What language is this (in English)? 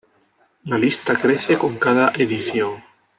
Spanish